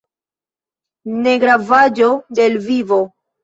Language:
Esperanto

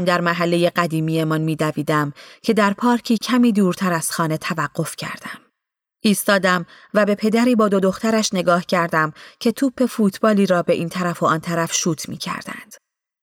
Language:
Persian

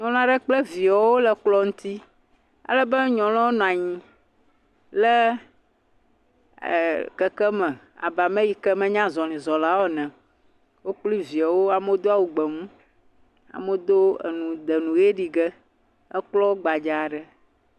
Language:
Ewe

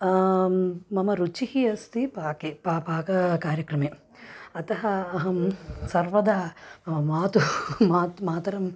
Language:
Sanskrit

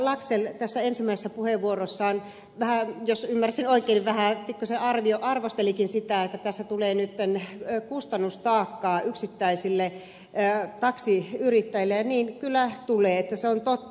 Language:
Finnish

